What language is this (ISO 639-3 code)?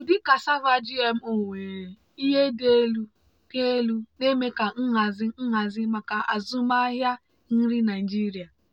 ibo